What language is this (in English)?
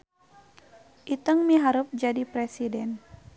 Sundanese